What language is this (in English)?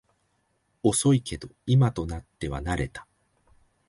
Japanese